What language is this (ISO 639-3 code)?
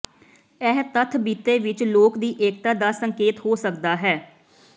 pan